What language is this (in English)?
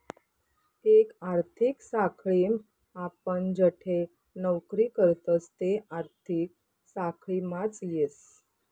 Marathi